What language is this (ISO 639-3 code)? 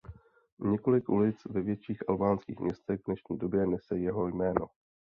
ces